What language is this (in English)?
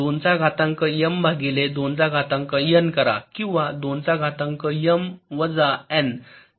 Marathi